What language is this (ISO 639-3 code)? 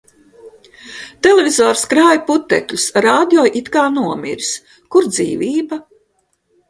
lav